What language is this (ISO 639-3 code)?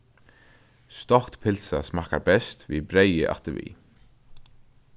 fao